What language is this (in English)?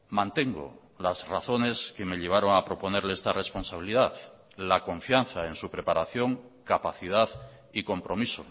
Spanish